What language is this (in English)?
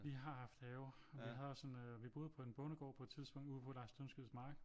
Danish